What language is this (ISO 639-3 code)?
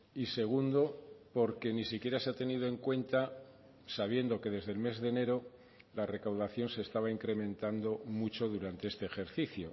spa